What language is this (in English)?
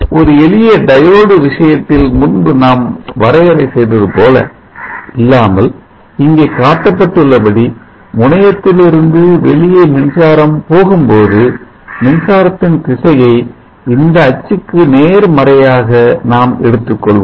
Tamil